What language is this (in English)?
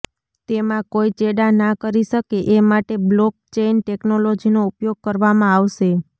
Gujarati